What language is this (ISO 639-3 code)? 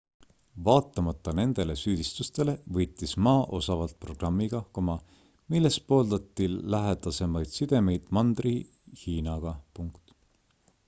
est